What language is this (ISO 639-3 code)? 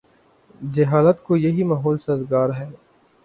urd